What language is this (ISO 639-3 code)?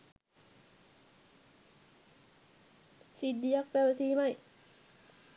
sin